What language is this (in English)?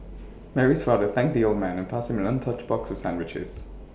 English